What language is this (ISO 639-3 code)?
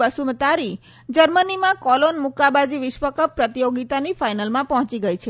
guj